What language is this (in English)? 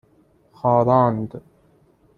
Persian